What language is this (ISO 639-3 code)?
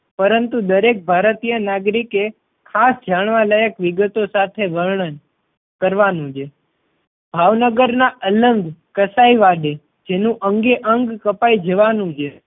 guj